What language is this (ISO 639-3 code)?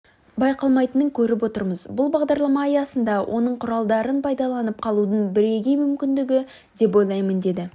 kaz